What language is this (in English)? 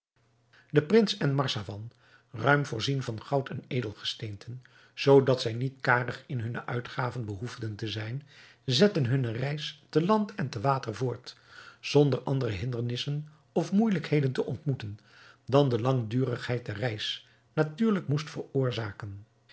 Dutch